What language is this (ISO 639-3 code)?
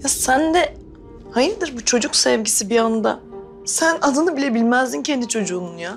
tur